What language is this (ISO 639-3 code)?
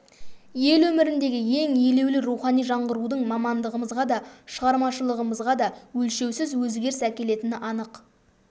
kaz